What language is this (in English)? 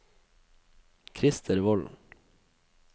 Norwegian